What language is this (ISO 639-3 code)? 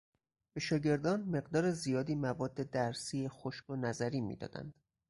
fas